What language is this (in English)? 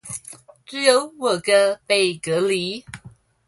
Chinese